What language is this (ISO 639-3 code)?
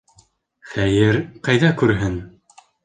bak